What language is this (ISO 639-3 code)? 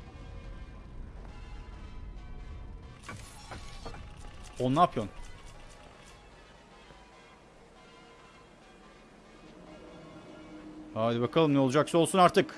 tur